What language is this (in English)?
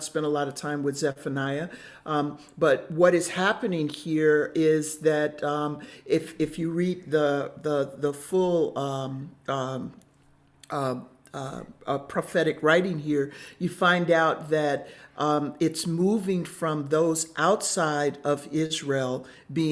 English